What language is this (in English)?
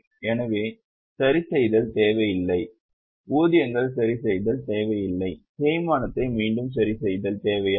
Tamil